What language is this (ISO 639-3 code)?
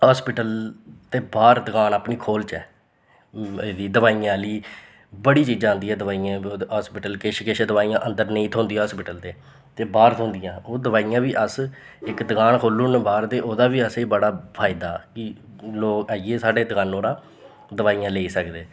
doi